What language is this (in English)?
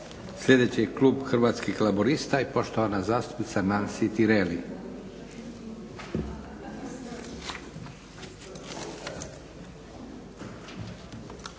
Croatian